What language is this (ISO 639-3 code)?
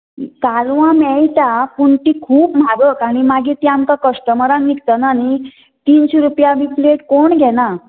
kok